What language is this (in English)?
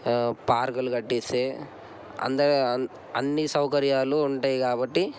Telugu